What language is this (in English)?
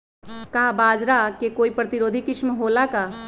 Magahi